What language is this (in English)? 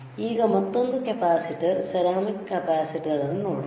Kannada